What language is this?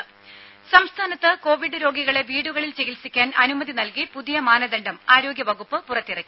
Malayalam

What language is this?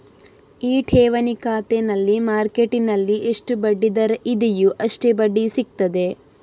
Kannada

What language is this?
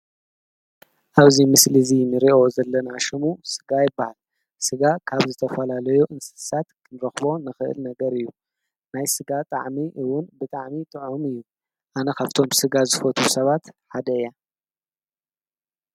Tigrinya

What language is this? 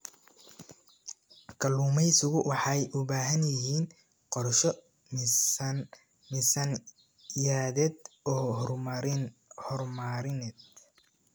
Somali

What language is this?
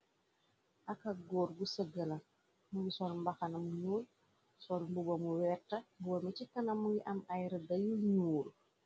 Wolof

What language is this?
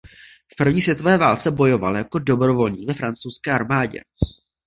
Czech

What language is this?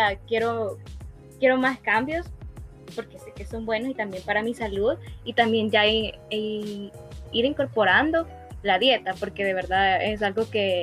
Spanish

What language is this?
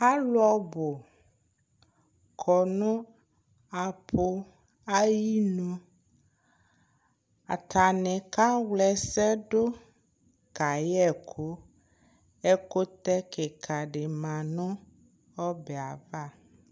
Ikposo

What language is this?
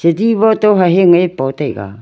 Wancho Naga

